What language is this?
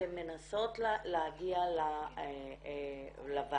Hebrew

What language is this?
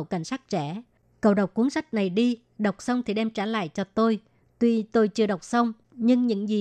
Vietnamese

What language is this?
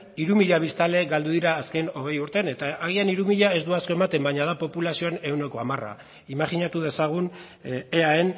Basque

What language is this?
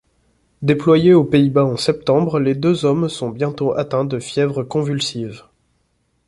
French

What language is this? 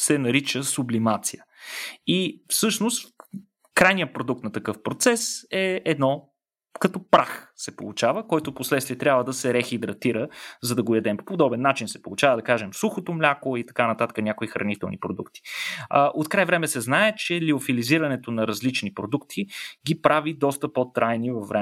Bulgarian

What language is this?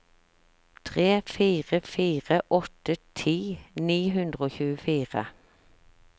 Norwegian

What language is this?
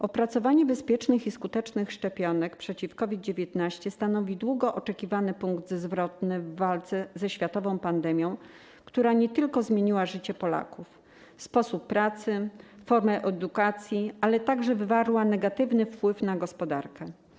Polish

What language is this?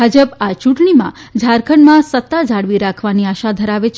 Gujarati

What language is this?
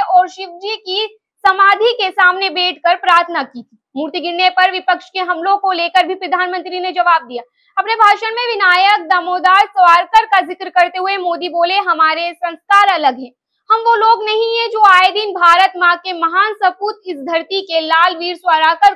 Hindi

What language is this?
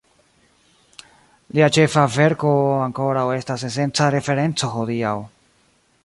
Esperanto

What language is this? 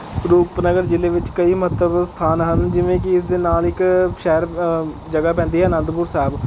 Punjabi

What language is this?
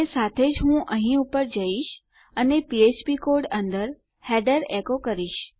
Gujarati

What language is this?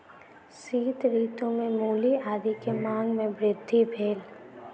Maithili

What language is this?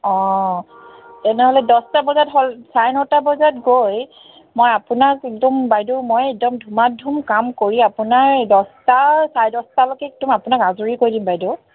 Assamese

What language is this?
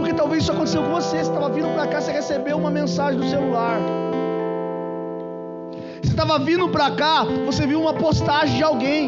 Portuguese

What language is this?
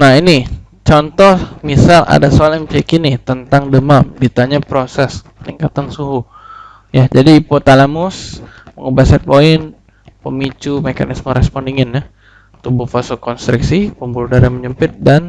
Indonesian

